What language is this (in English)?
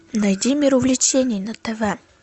Russian